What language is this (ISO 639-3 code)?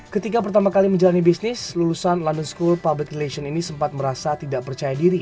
ind